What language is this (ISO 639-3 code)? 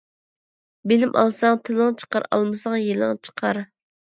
uig